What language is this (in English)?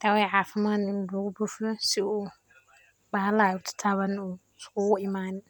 Somali